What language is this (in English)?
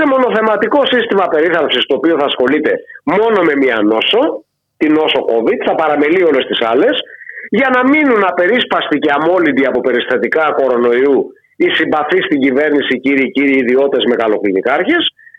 Greek